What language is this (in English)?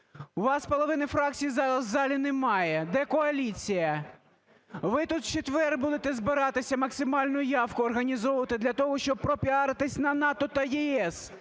Ukrainian